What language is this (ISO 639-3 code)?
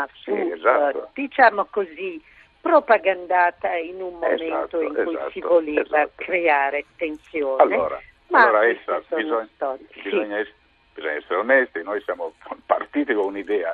ita